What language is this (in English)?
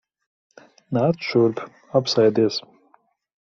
Latvian